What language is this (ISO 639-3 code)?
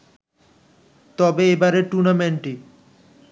ben